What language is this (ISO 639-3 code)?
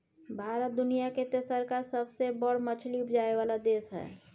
mai